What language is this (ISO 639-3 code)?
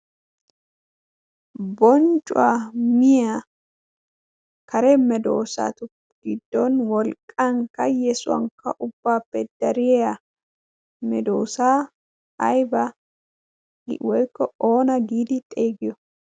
wal